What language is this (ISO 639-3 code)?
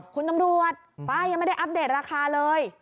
tha